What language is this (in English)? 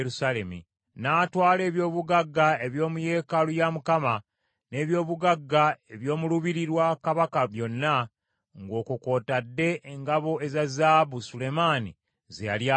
Ganda